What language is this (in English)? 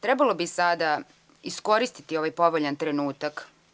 Serbian